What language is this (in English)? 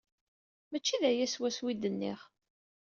Kabyle